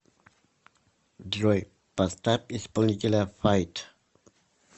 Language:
Russian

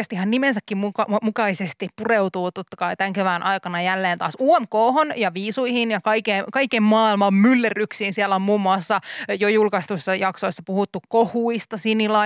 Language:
Finnish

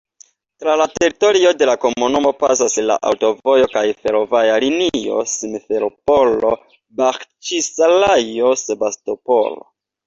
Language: Esperanto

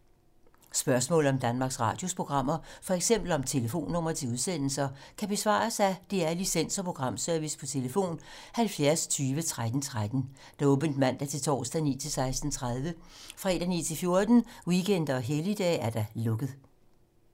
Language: Danish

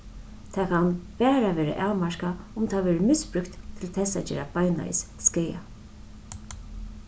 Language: Faroese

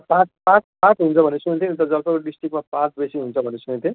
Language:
Nepali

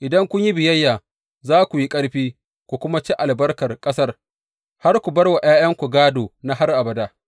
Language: Hausa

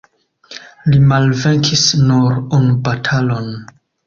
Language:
Esperanto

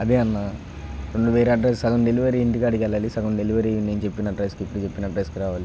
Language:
Telugu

